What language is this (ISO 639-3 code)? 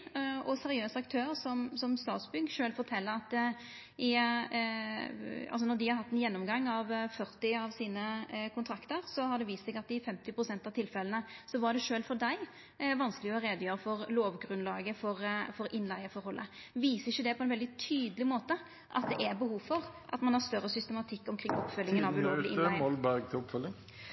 nno